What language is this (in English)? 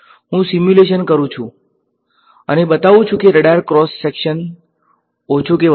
Gujarati